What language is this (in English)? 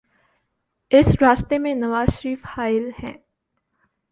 Urdu